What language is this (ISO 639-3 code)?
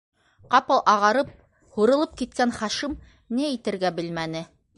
bak